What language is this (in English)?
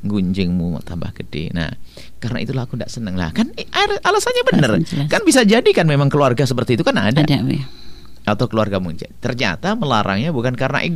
Indonesian